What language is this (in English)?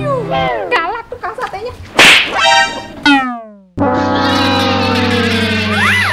Indonesian